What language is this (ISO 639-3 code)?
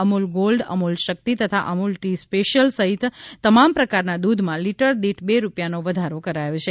guj